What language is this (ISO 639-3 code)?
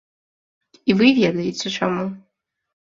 bel